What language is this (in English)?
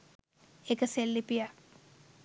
Sinhala